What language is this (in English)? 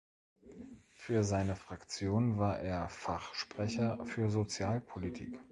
German